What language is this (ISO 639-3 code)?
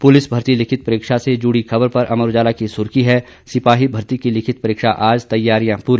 hin